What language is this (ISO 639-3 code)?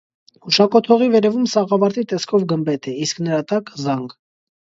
hye